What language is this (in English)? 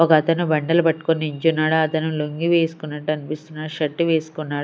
Telugu